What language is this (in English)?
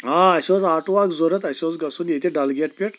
Kashmiri